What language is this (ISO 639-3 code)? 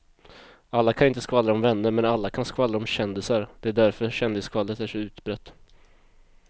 swe